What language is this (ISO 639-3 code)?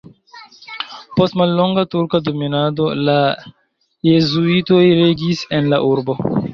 epo